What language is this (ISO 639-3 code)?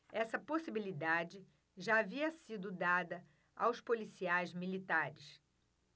por